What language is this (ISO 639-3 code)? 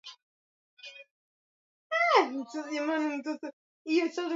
swa